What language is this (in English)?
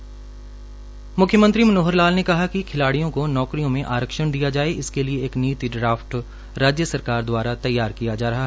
Hindi